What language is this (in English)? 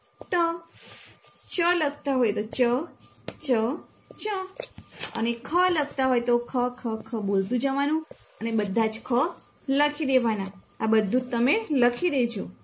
Gujarati